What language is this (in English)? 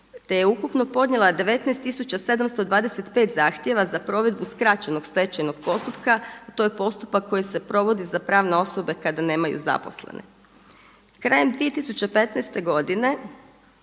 Croatian